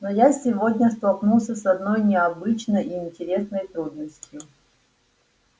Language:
Russian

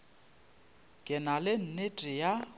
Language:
Northern Sotho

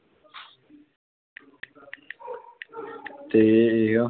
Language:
Punjabi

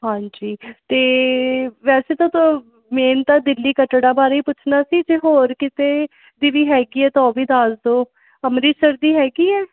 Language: Punjabi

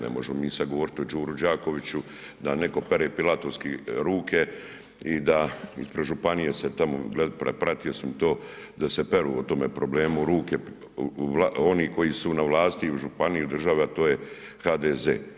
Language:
Croatian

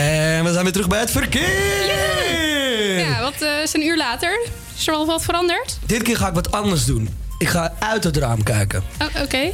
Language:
Dutch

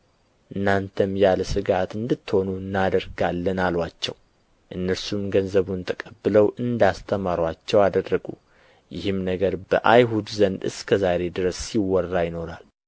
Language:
Amharic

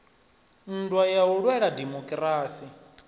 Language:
Venda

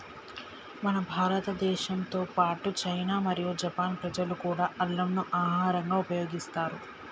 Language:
Telugu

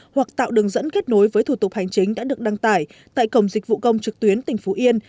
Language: Vietnamese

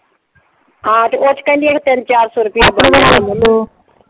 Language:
Punjabi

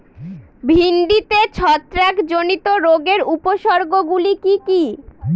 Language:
Bangla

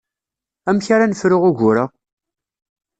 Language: Kabyle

